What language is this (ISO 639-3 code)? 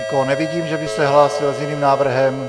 ces